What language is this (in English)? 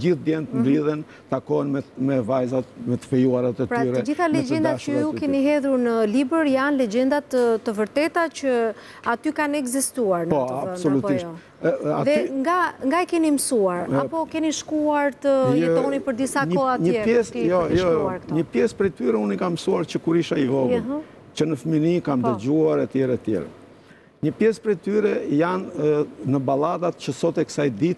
Romanian